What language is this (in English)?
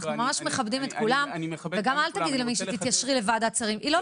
Hebrew